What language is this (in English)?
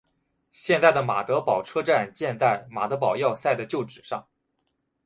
Chinese